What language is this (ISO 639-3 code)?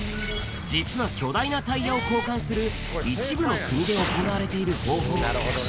jpn